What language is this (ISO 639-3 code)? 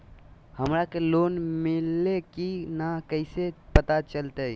mag